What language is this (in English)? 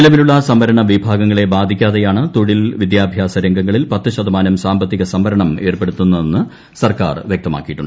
Malayalam